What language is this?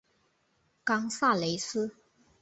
Chinese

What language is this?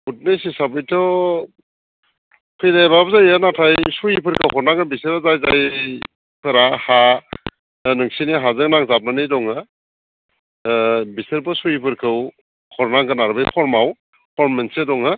Bodo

